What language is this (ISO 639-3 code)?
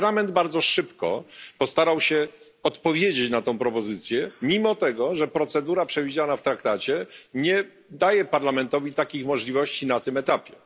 pol